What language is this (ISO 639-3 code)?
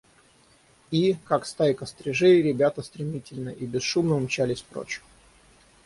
rus